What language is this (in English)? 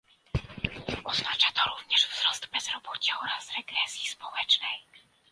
Polish